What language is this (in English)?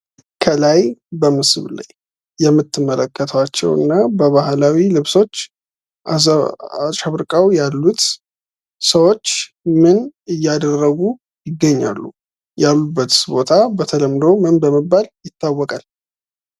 Amharic